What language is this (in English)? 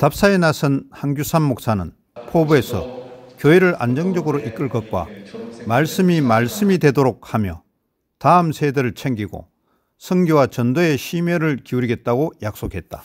Korean